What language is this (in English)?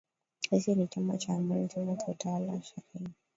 Swahili